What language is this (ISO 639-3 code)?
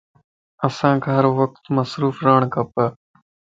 lss